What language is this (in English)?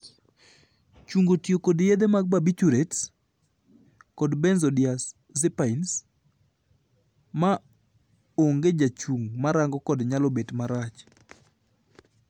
Luo (Kenya and Tanzania)